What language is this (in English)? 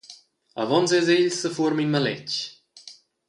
Romansh